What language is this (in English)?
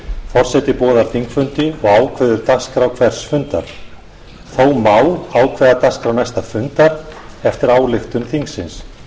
Icelandic